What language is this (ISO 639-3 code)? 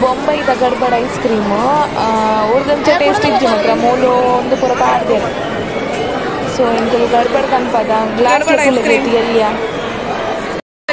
hin